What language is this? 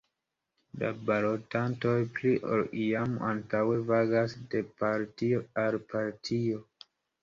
Esperanto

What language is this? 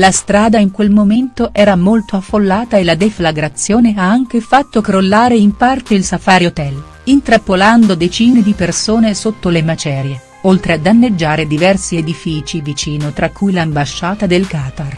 Italian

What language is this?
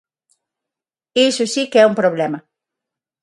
Galician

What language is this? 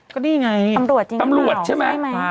Thai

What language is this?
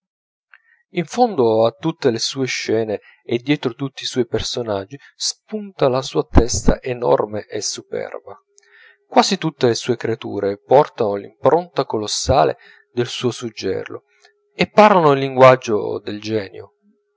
Italian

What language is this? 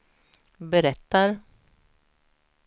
Swedish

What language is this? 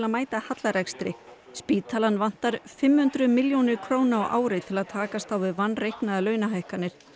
Icelandic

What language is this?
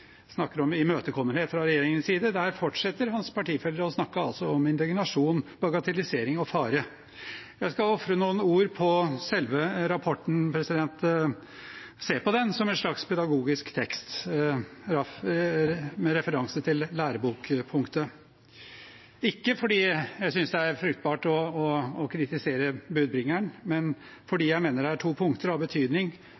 Norwegian Bokmål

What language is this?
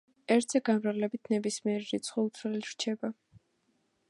Georgian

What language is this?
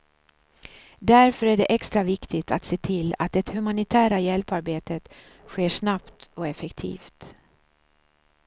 Swedish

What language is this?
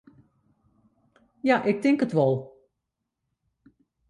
Western Frisian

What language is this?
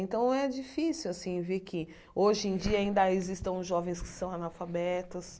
Portuguese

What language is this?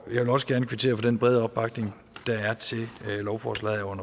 Danish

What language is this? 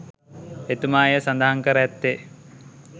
Sinhala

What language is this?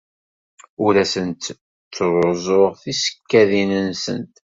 Kabyle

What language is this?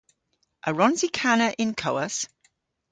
Cornish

